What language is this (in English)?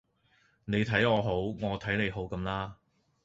Cantonese